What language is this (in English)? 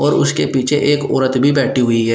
Hindi